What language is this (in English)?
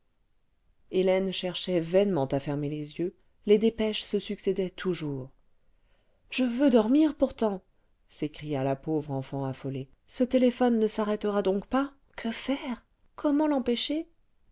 French